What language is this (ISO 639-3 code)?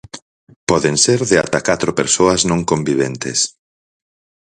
glg